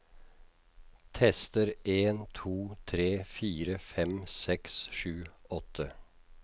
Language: Norwegian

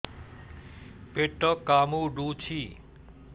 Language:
Odia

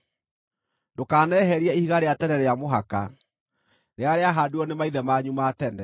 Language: Kikuyu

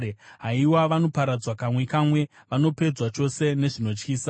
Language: Shona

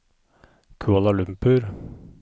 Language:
Norwegian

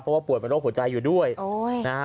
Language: Thai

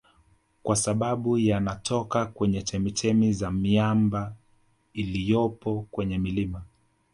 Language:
Swahili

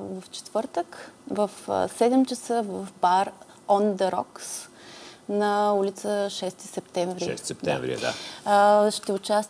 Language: Bulgarian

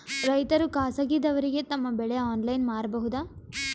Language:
Kannada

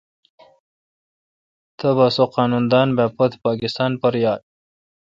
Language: Kalkoti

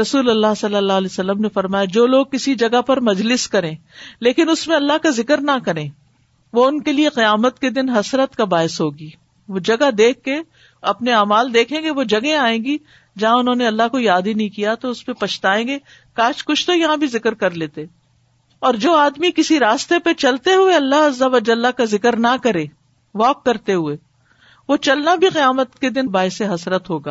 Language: Urdu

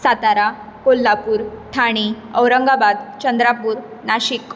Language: Konkani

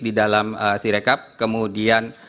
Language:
Indonesian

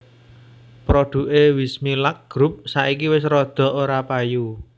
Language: Javanese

